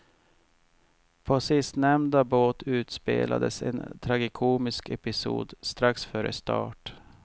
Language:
Swedish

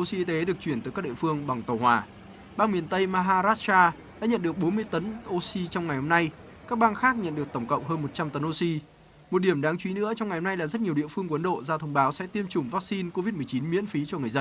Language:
Vietnamese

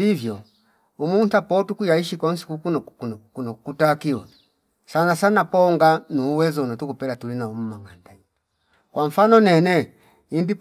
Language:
Fipa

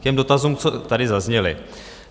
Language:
Czech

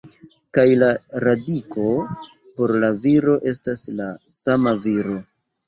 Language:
Esperanto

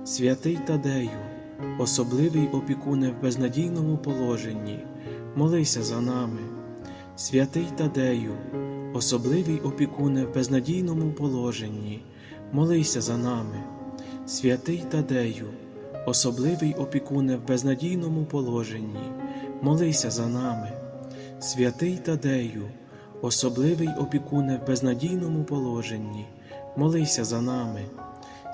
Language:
Ukrainian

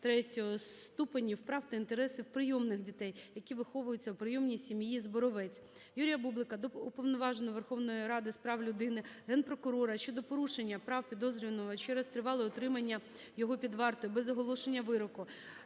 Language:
Ukrainian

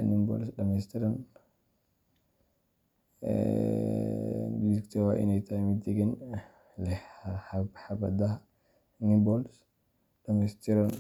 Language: Somali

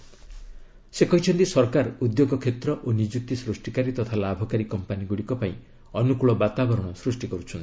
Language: Odia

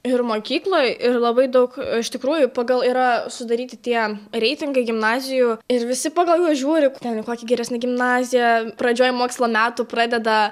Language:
Lithuanian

